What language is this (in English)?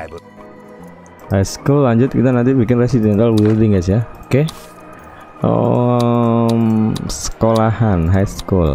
Indonesian